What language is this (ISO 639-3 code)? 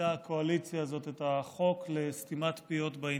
heb